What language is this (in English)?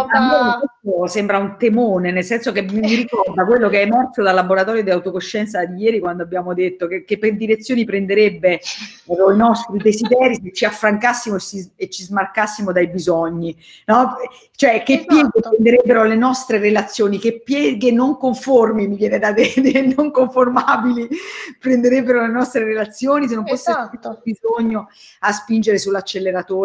Italian